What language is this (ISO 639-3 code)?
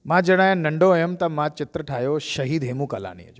snd